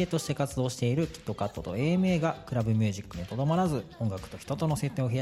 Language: Japanese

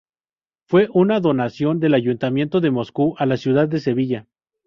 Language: Spanish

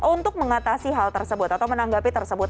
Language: Indonesian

